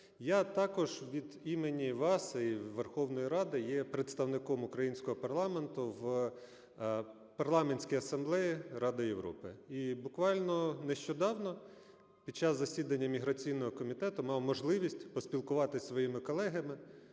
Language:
Ukrainian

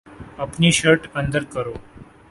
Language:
Urdu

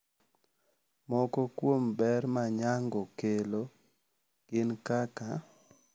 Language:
Luo (Kenya and Tanzania)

